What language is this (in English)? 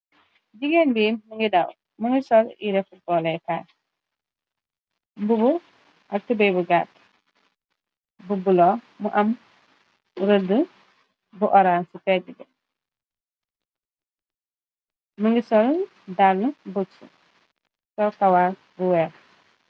Wolof